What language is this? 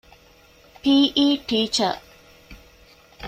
Divehi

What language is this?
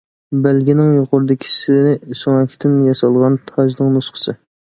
Uyghur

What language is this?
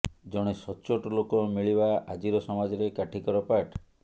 Odia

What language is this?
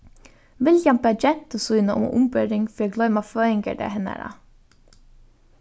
Faroese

